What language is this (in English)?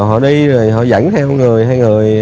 Vietnamese